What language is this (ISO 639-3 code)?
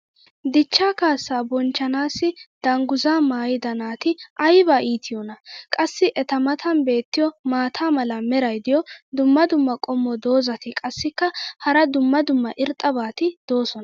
wal